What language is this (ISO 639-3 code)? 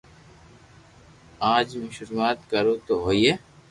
lrk